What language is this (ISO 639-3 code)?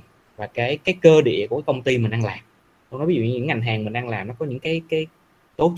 vie